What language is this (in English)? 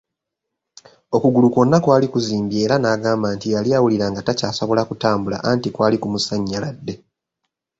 Ganda